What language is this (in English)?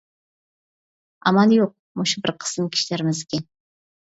Uyghur